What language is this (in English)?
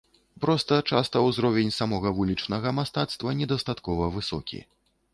Belarusian